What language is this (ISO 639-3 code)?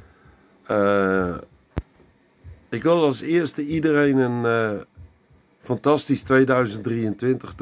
nld